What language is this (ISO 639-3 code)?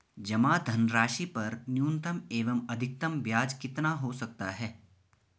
hin